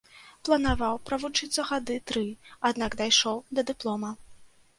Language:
Belarusian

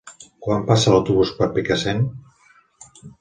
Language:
Catalan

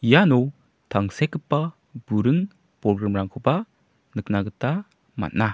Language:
Garo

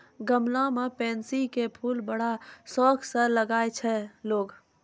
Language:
Maithili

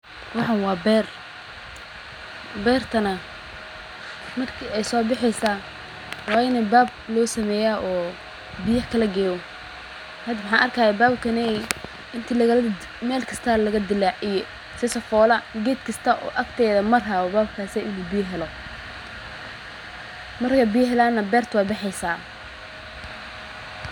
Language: Somali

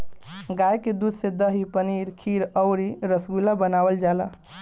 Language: Bhojpuri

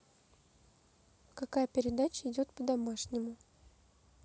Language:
Russian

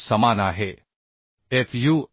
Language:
Marathi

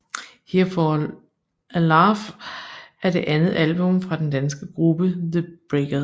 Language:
Danish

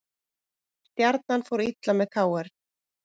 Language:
Icelandic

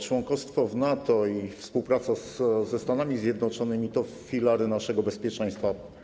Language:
Polish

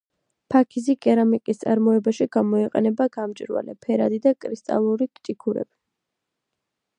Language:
Georgian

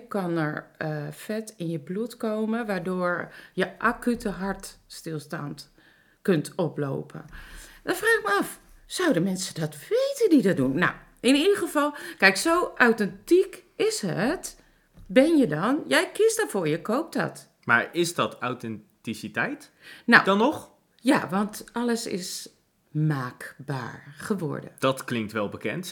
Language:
Dutch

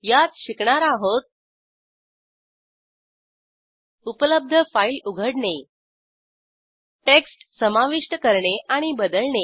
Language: Marathi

